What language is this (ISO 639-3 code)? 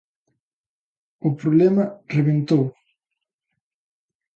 glg